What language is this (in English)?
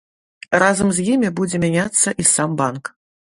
Belarusian